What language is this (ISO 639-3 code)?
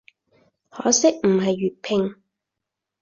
yue